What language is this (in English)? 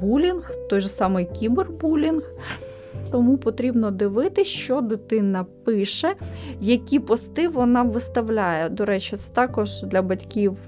Ukrainian